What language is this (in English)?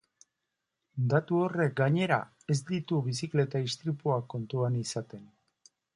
Basque